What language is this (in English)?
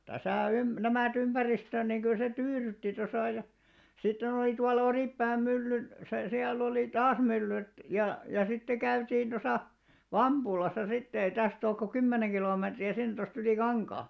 Finnish